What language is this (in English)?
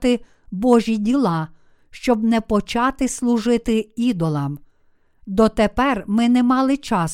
Ukrainian